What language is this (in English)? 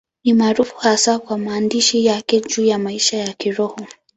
Swahili